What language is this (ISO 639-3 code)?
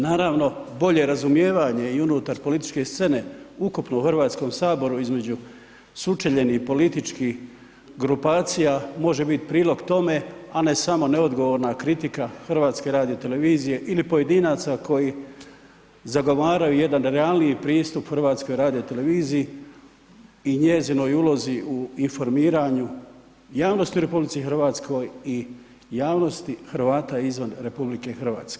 hrv